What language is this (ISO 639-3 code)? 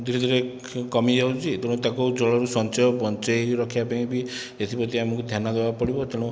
ori